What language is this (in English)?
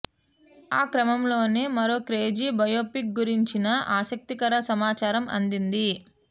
Telugu